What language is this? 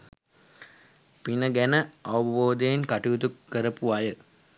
Sinhala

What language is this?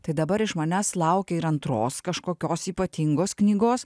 Lithuanian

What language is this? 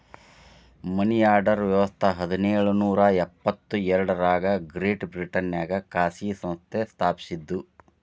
Kannada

